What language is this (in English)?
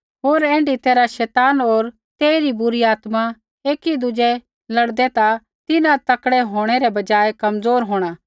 Kullu Pahari